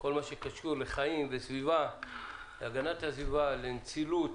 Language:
Hebrew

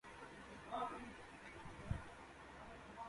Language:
Urdu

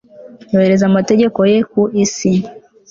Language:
Kinyarwanda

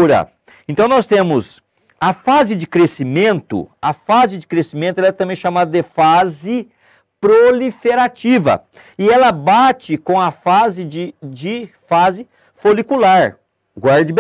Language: Portuguese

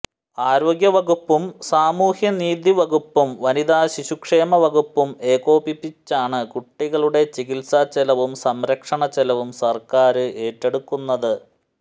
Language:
Malayalam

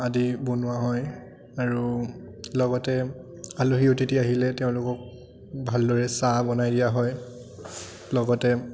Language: Assamese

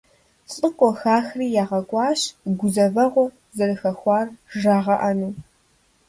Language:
Kabardian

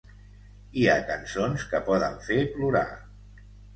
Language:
Catalan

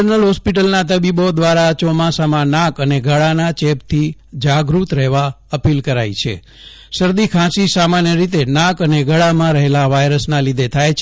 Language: Gujarati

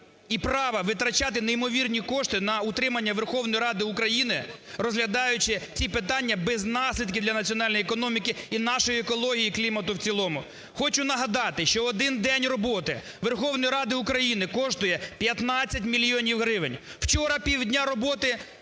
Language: Ukrainian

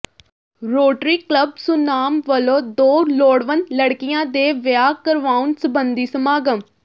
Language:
Punjabi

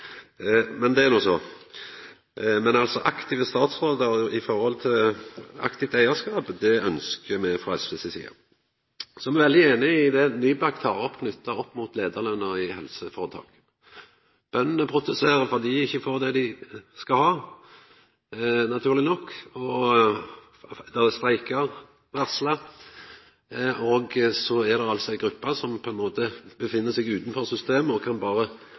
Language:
Norwegian Nynorsk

